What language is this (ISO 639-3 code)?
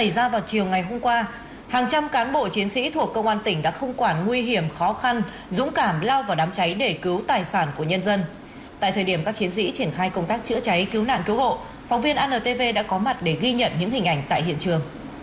vie